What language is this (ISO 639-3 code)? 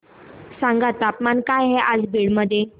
mar